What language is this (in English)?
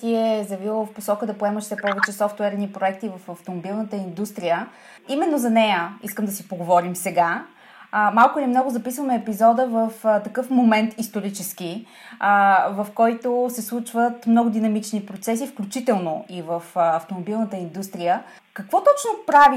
Bulgarian